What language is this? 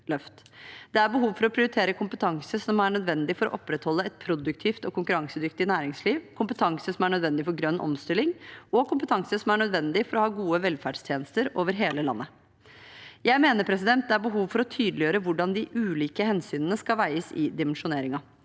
Norwegian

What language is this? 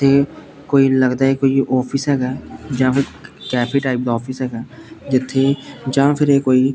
Punjabi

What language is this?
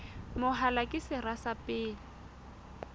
Southern Sotho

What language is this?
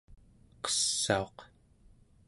Central Yupik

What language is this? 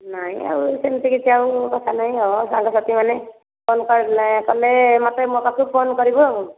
Odia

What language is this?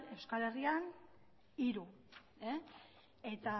Basque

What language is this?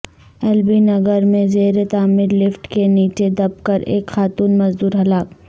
Urdu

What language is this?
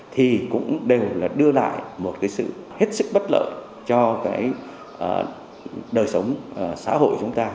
Vietnamese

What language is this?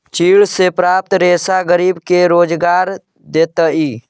Magahi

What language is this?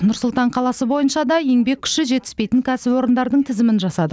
Kazakh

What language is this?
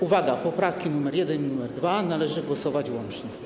Polish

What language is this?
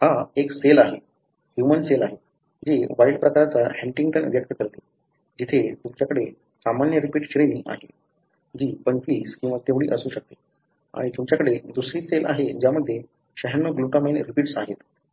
Marathi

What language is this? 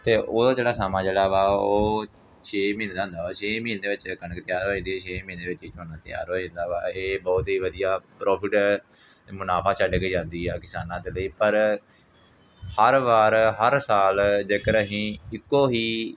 Punjabi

